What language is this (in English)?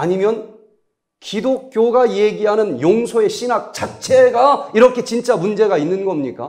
Korean